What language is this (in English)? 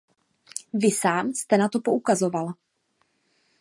Czech